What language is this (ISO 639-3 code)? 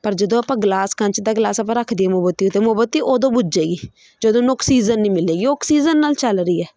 pan